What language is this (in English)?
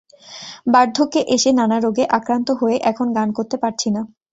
Bangla